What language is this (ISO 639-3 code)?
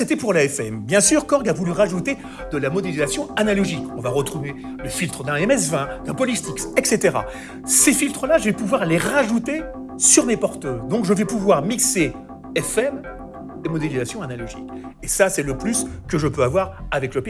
fra